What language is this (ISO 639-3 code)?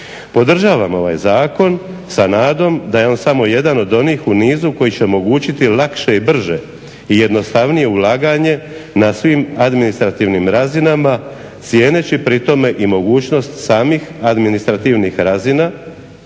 hrv